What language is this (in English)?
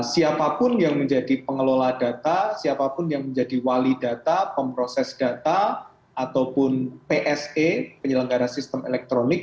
Indonesian